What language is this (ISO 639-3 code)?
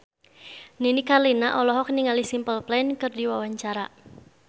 sun